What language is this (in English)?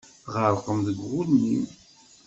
Kabyle